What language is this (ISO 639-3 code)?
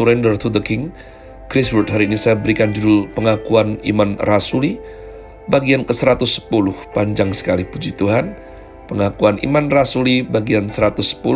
ind